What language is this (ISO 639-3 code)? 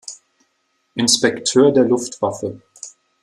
deu